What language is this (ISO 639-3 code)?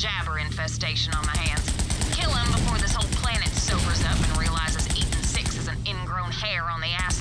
rus